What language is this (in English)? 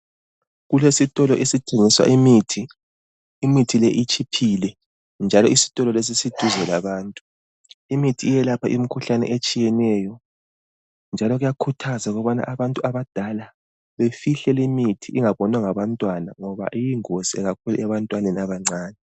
North Ndebele